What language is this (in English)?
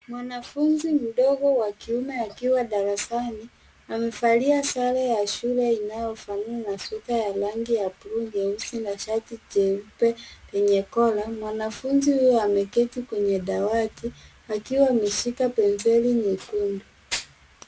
Swahili